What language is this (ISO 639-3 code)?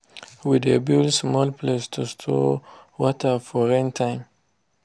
pcm